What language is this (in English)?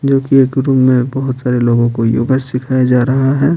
Hindi